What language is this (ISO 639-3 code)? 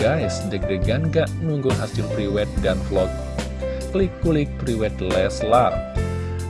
ind